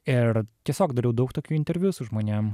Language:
Lithuanian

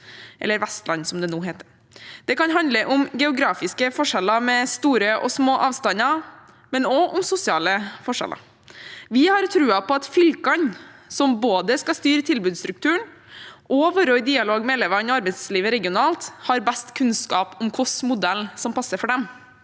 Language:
Norwegian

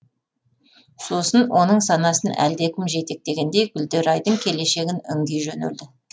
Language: Kazakh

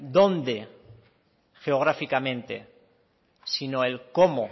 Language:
Spanish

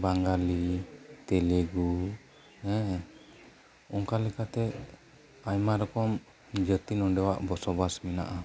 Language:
Santali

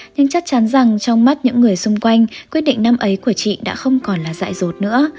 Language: Vietnamese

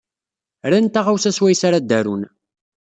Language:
Kabyle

